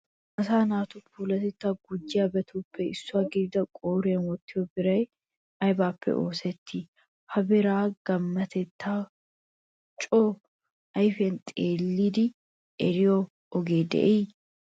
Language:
Wolaytta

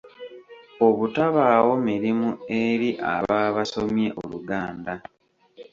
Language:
Ganda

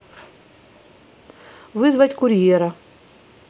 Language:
Russian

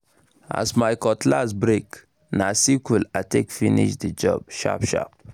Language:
Nigerian Pidgin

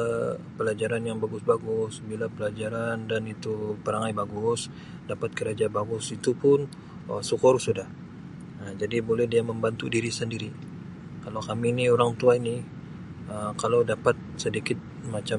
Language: Sabah Malay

